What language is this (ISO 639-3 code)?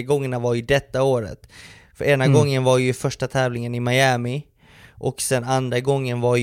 swe